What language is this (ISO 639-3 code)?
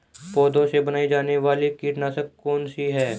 hin